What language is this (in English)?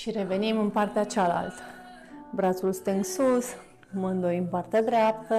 Romanian